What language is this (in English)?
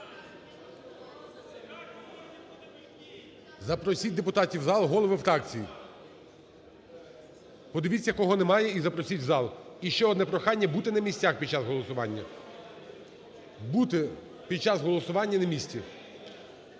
Ukrainian